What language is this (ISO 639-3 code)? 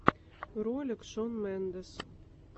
rus